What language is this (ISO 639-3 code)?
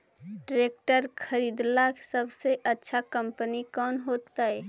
mag